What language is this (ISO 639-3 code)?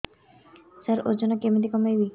ori